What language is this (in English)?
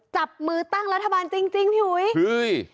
Thai